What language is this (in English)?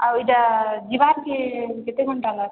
Odia